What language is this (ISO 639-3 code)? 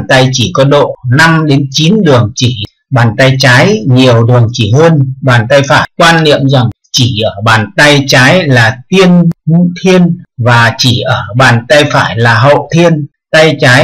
vie